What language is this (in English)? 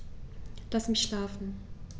German